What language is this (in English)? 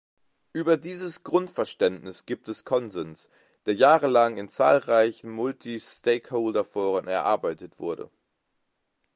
German